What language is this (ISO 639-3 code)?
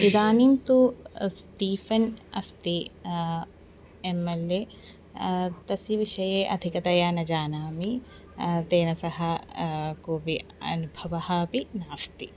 san